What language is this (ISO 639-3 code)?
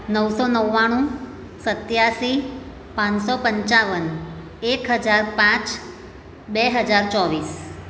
guj